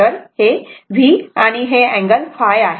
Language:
Marathi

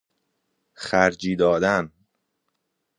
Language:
Persian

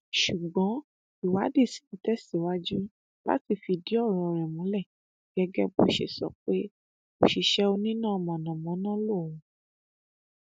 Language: Yoruba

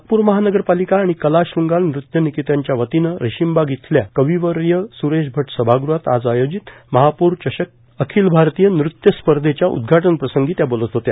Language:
Marathi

